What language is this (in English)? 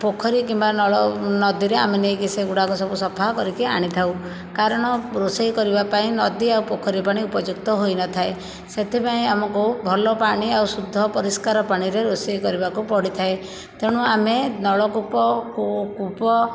Odia